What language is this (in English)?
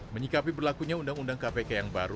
Indonesian